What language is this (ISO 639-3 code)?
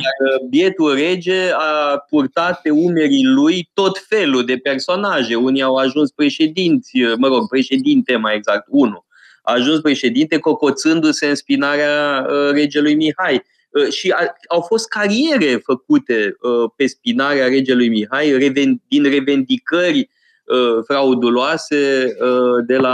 ron